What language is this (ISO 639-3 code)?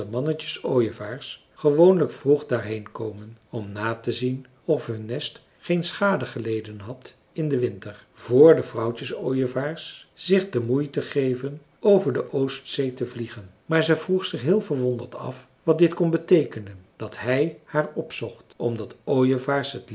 nld